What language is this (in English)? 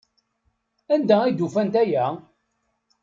Kabyle